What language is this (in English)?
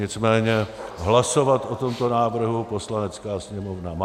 Czech